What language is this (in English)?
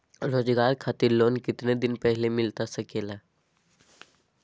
Magahi